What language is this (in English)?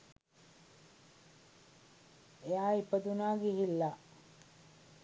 Sinhala